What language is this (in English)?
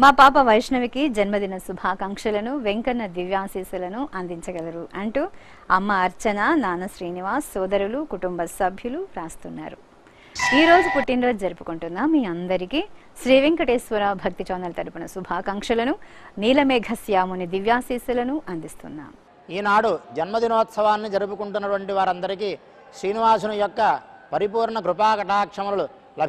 Indonesian